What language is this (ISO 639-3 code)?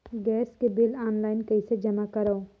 hne